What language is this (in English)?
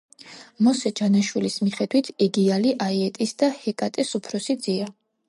Georgian